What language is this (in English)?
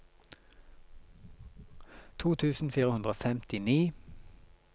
Norwegian